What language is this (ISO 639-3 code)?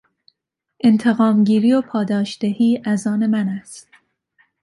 fas